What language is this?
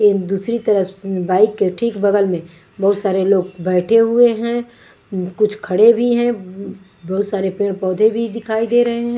Hindi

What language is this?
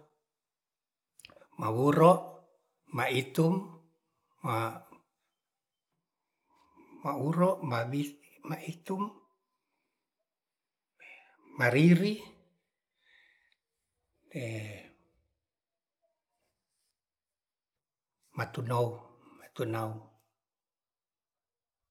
Ratahan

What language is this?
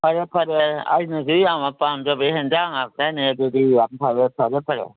Manipuri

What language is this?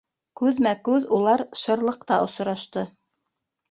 Bashkir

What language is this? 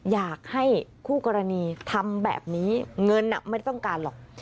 Thai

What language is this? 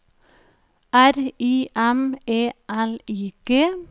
Norwegian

